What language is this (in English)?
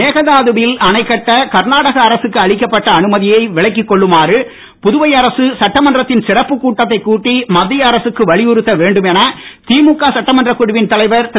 Tamil